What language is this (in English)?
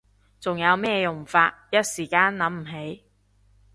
Cantonese